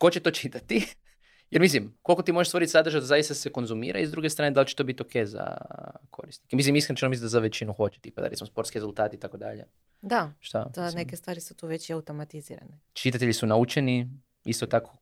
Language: Croatian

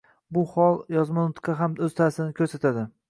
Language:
Uzbek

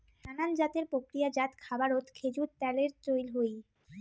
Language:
Bangla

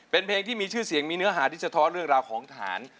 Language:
Thai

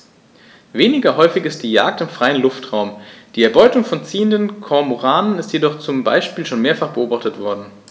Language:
German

